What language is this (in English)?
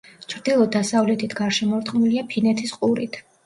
Georgian